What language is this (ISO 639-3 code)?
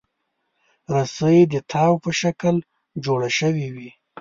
pus